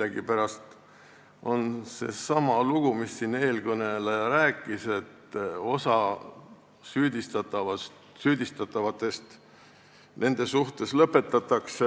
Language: Estonian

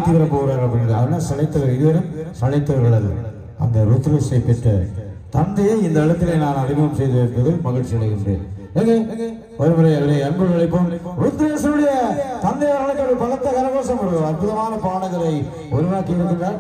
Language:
Tamil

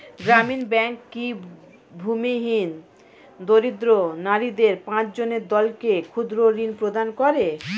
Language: Bangla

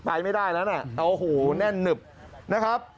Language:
Thai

